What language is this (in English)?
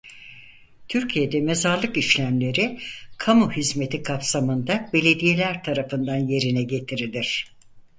Turkish